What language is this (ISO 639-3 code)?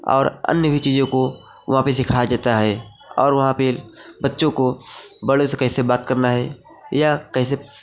hin